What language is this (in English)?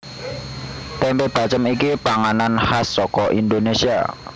Javanese